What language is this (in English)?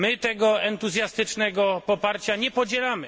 Polish